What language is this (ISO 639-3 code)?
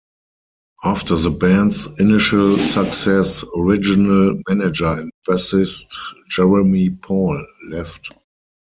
eng